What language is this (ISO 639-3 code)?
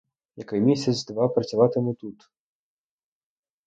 ukr